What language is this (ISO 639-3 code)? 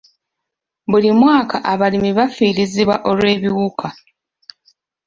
lug